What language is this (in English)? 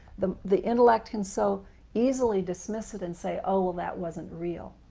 English